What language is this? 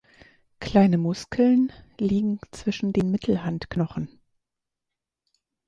German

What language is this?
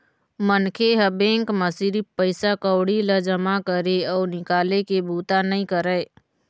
Chhattisgarhi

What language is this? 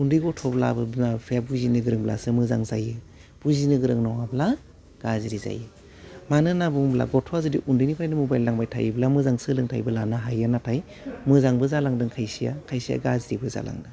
Bodo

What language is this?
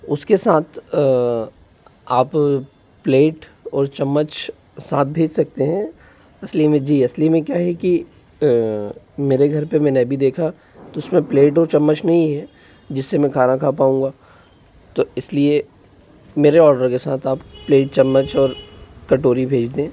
Hindi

